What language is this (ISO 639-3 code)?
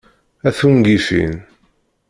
kab